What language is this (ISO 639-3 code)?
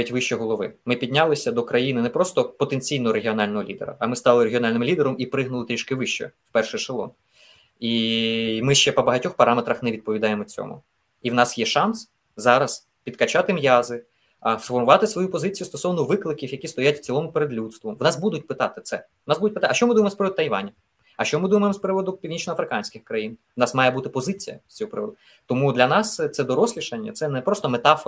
ukr